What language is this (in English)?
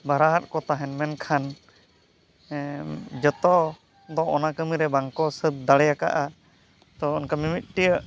Santali